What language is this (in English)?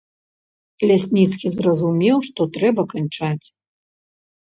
Belarusian